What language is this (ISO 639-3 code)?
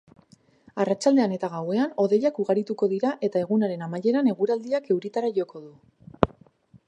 eus